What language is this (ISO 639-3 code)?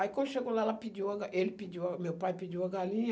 por